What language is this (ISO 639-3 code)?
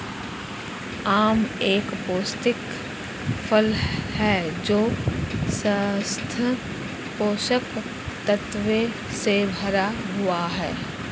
hin